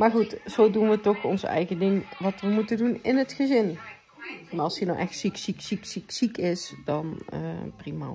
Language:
Dutch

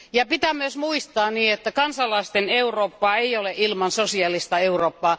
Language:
Finnish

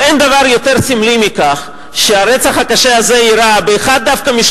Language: Hebrew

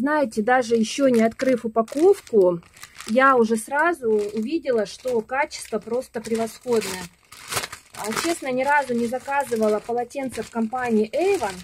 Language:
Russian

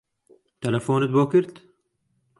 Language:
Central Kurdish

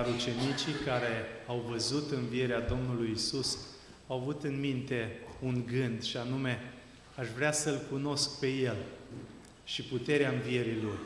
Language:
Romanian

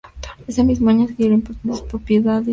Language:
Spanish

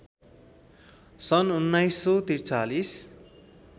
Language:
Nepali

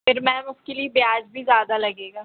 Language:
Hindi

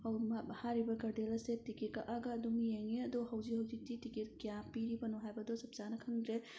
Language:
Manipuri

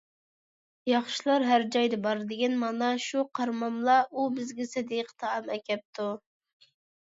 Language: Uyghur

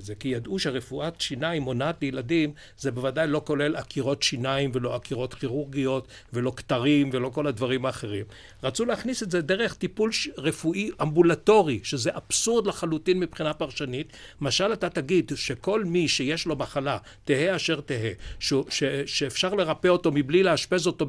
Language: Hebrew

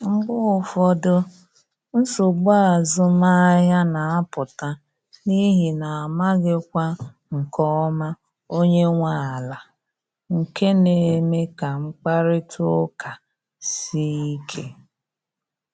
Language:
Igbo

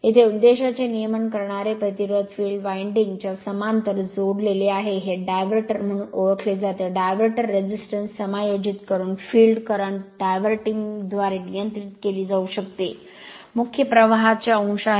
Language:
Marathi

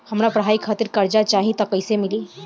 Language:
Bhojpuri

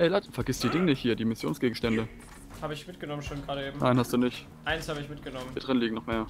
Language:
German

